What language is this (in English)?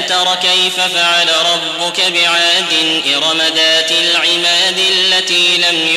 Arabic